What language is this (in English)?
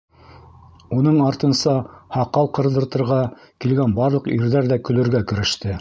Bashkir